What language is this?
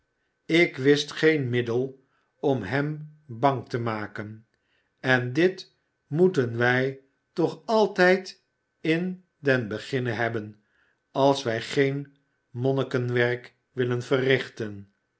Dutch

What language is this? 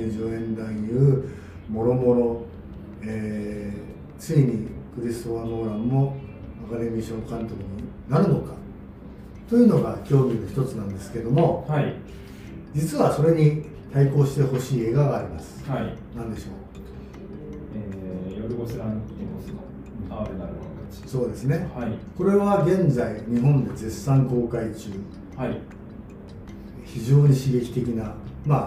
Japanese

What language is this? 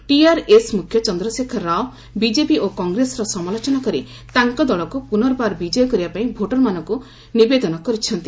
Odia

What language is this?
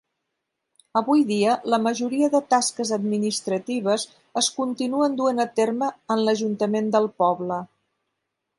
Catalan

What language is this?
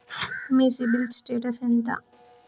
Telugu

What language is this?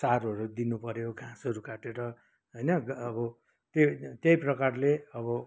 Nepali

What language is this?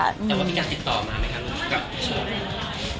Thai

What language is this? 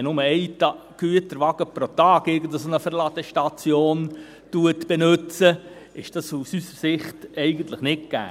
Swiss German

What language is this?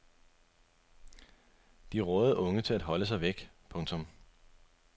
Danish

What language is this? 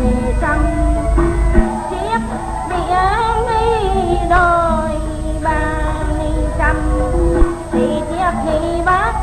Vietnamese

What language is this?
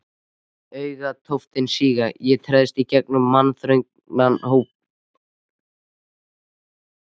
Icelandic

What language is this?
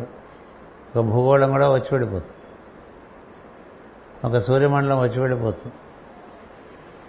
Telugu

